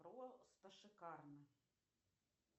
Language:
Russian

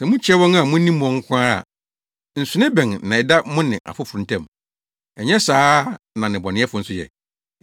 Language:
Akan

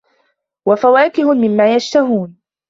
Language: Arabic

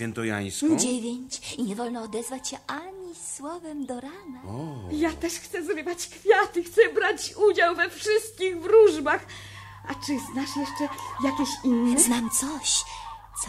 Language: Polish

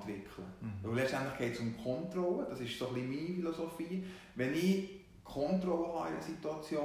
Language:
German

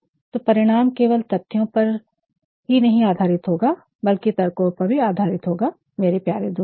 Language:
Hindi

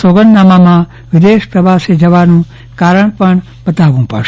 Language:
Gujarati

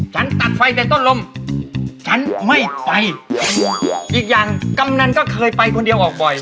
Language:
Thai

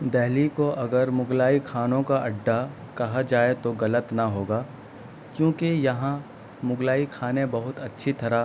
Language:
Urdu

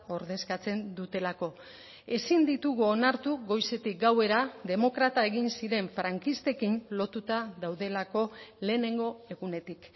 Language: Basque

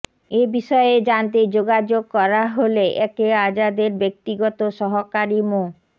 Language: Bangla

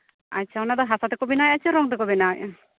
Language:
Santali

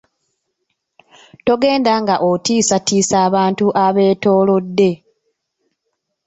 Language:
Ganda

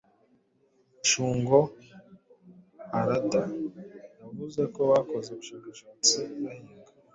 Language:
Kinyarwanda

